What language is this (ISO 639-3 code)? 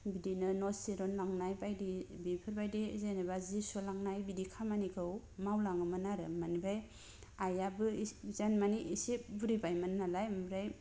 brx